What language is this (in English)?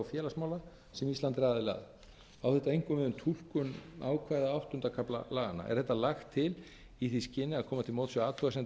Icelandic